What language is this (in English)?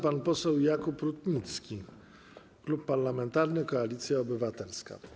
Polish